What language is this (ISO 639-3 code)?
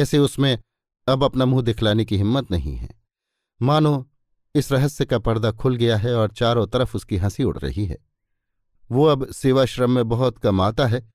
hin